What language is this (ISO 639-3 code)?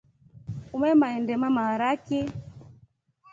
rof